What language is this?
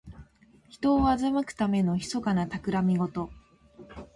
Japanese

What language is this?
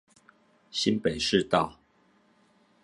Chinese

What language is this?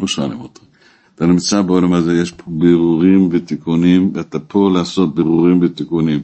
Hebrew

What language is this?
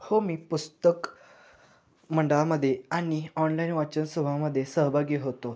Marathi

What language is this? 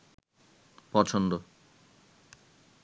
Bangla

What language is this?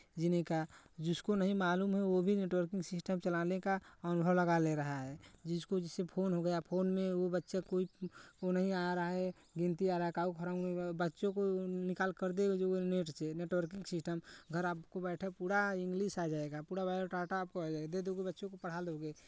Hindi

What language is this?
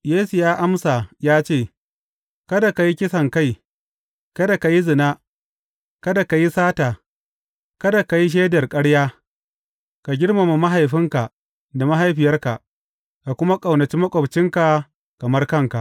Hausa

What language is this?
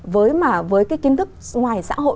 Vietnamese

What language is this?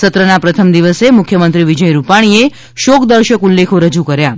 Gujarati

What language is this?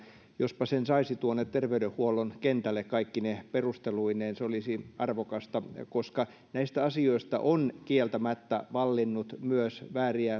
Finnish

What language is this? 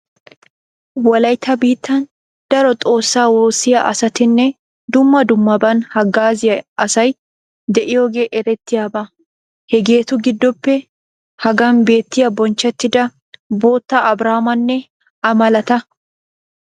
Wolaytta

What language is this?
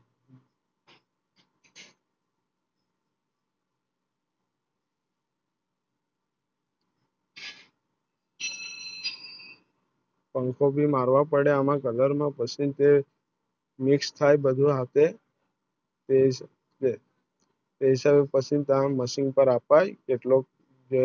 Gujarati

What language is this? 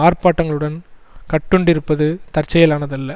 Tamil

